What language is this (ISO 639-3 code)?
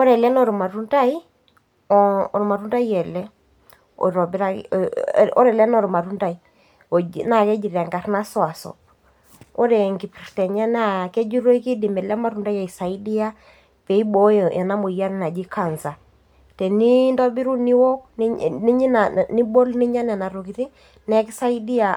mas